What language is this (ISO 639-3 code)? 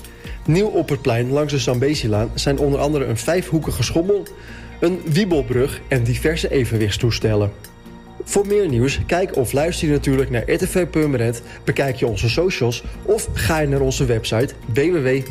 nld